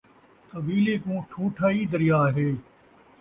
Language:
Saraiki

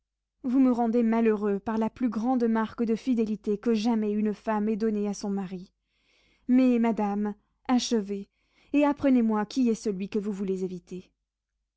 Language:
French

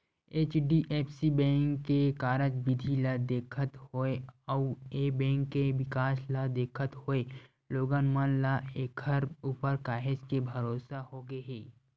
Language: Chhattisgarhi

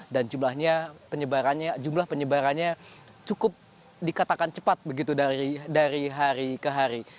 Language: Indonesian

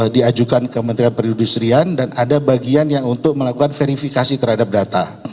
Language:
Indonesian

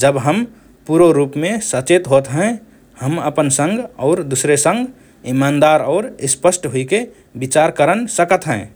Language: Rana Tharu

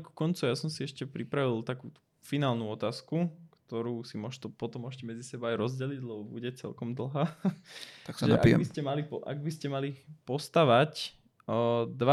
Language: Slovak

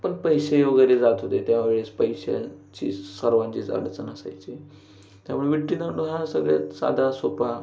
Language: Marathi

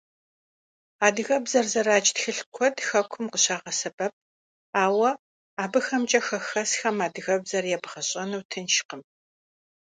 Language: Kabardian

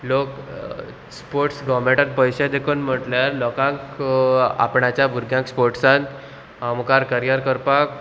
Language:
Konkani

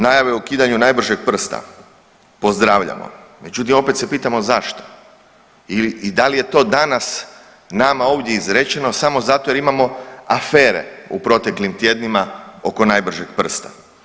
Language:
Croatian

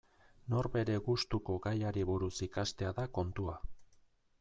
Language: Basque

